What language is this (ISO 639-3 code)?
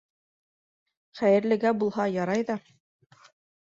bak